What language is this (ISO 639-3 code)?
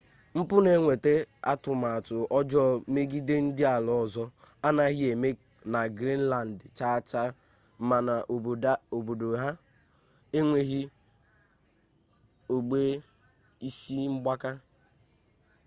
ibo